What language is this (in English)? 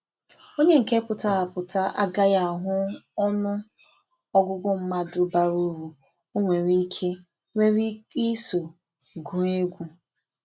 Igbo